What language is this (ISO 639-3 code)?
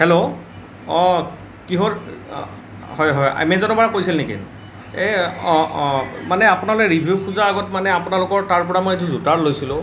asm